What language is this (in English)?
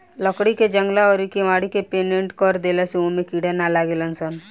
Bhojpuri